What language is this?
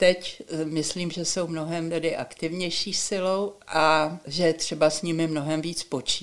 Czech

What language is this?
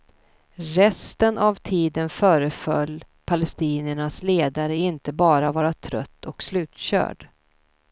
Swedish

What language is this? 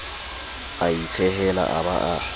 Southern Sotho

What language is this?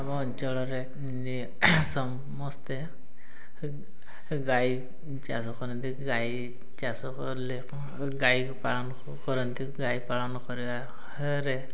Odia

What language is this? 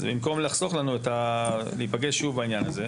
Hebrew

